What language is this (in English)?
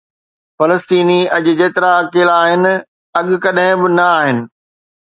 Sindhi